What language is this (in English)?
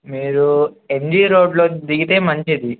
Telugu